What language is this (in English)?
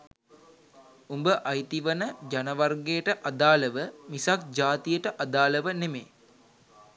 Sinhala